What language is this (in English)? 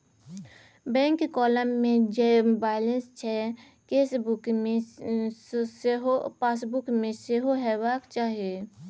Maithili